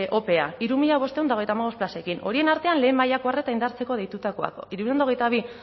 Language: Basque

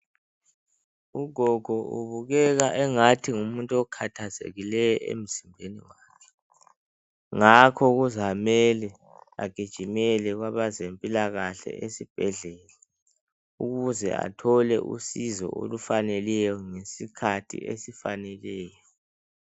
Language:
North Ndebele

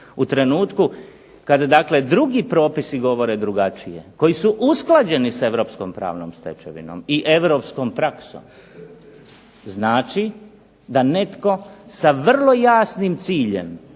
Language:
Croatian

